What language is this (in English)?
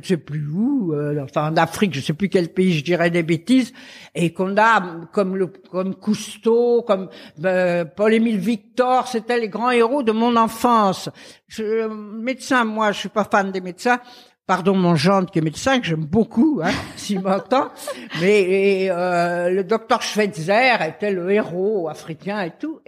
French